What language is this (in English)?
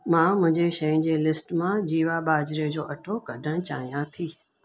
Sindhi